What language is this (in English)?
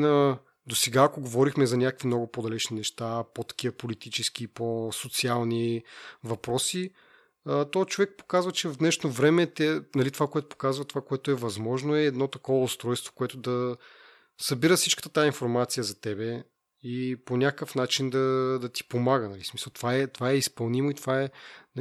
Bulgarian